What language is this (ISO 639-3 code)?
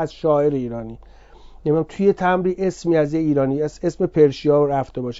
fas